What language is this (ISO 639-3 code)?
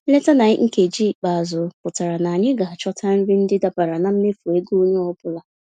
ibo